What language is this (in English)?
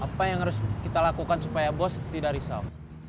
Indonesian